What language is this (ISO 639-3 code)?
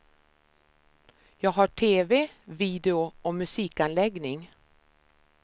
swe